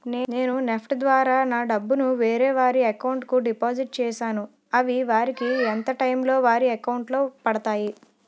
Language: Telugu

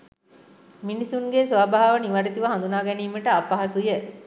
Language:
Sinhala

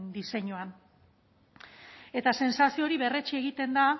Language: Basque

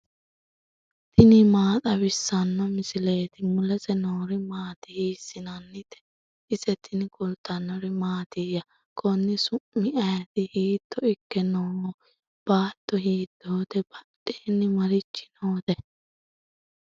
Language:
Sidamo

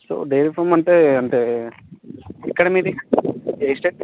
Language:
Telugu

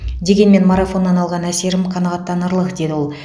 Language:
Kazakh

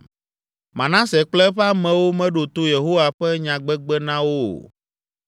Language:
Ewe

